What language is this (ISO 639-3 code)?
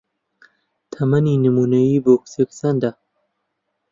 ckb